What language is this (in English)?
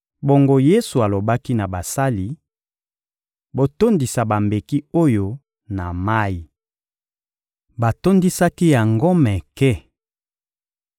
Lingala